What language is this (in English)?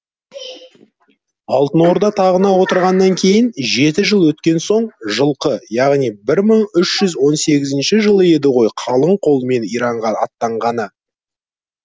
Kazakh